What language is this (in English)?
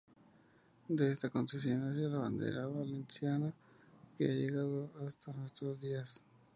Spanish